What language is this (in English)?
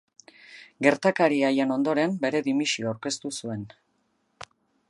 Basque